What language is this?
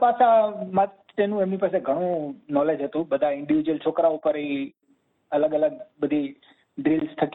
Gujarati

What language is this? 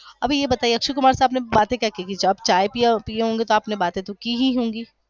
Gujarati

